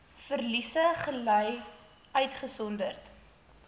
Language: Afrikaans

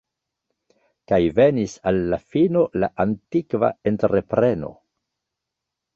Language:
Esperanto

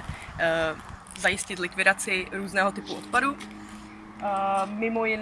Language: Czech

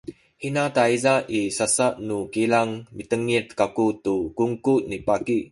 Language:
Sakizaya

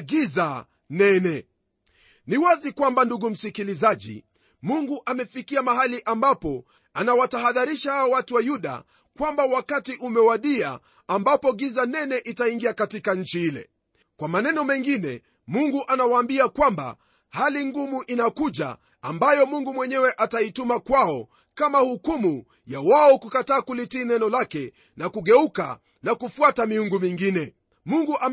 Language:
Swahili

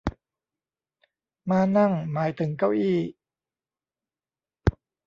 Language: Thai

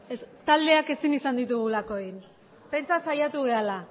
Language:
Basque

